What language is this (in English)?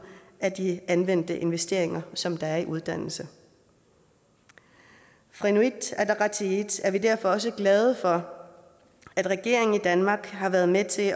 Danish